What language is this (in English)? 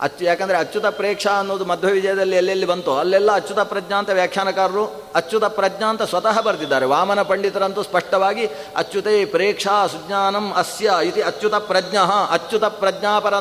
Kannada